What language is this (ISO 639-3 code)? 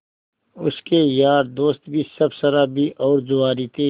hin